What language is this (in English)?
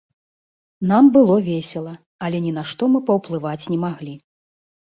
Belarusian